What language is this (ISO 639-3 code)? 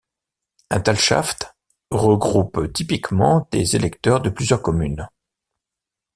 fra